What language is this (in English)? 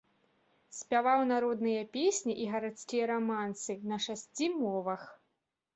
Belarusian